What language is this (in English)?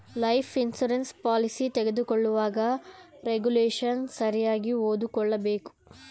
Kannada